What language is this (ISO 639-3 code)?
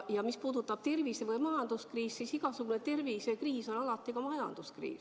est